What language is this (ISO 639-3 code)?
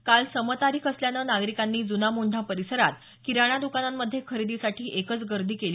mar